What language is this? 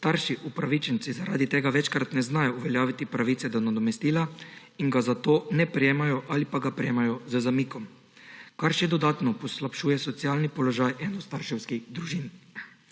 Slovenian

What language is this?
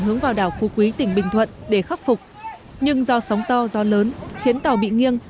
Vietnamese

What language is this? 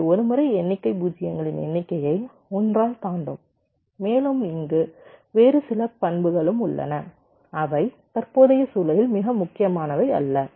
Tamil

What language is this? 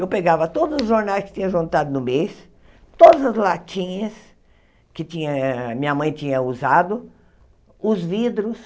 Portuguese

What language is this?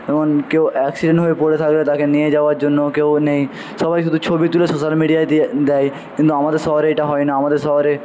Bangla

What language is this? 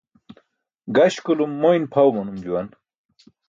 Burushaski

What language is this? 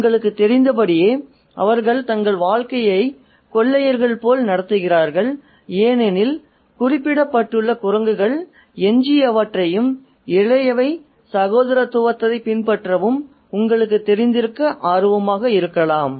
Tamil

